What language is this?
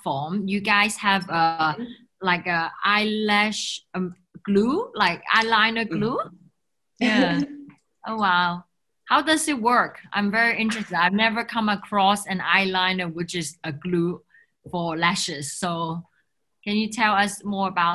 English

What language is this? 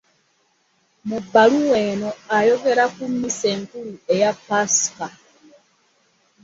Ganda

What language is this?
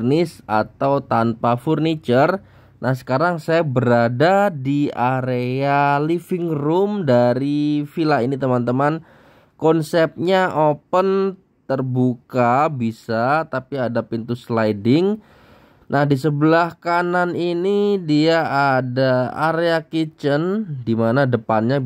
Indonesian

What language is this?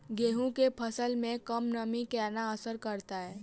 Maithili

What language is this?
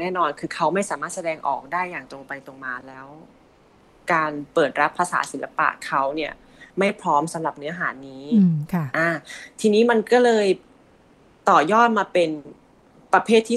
Thai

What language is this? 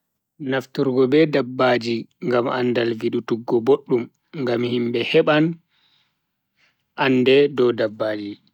Bagirmi Fulfulde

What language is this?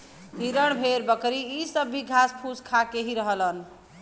Bhojpuri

